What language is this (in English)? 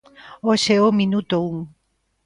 Galician